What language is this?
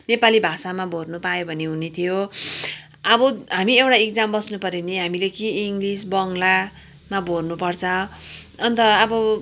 Nepali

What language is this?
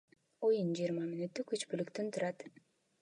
Kyrgyz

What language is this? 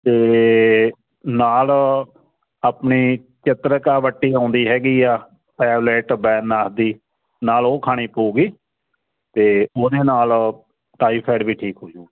Punjabi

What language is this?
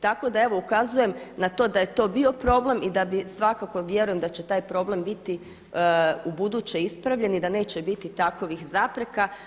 Croatian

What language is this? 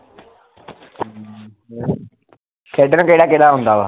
Punjabi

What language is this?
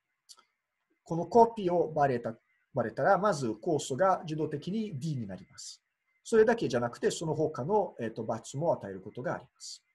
Japanese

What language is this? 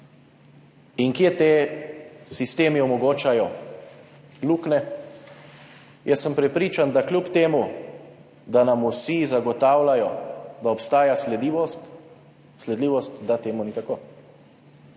Slovenian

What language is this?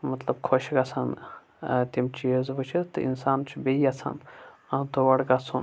Kashmiri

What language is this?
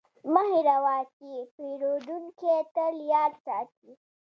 Pashto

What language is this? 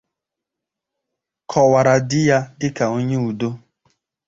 Igbo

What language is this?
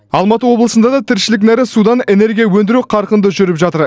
Kazakh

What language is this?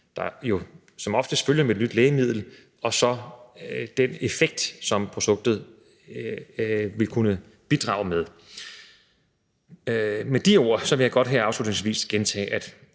Danish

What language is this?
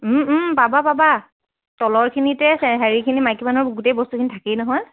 Assamese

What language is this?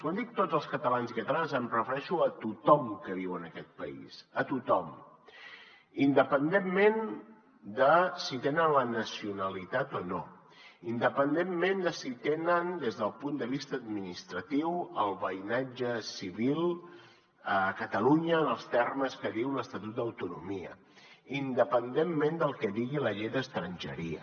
Catalan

